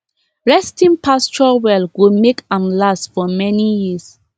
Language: Nigerian Pidgin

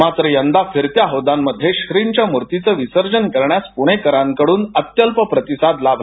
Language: Marathi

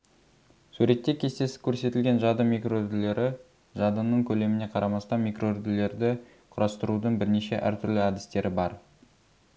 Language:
Kazakh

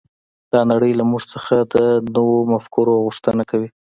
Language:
Pashto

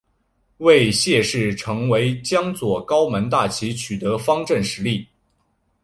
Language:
Chinese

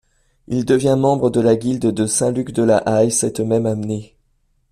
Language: French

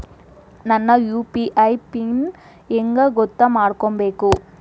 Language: Kannada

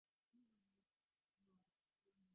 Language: Divehi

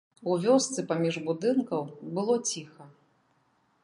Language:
Belarusian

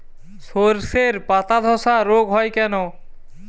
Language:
Bangla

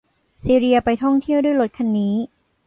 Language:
Thai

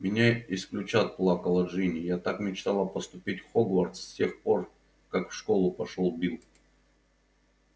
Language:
Russian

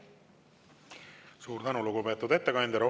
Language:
Estonian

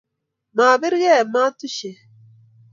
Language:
Kalenjin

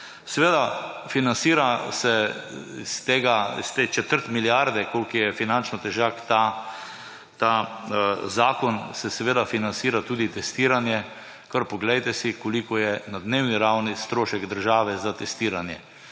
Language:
Slovenian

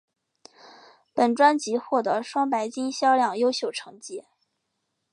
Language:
Chinese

